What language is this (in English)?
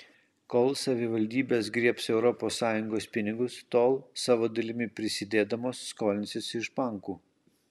Lithuanian